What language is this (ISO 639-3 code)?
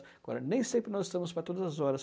por